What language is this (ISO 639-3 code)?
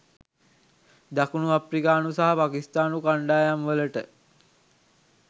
sin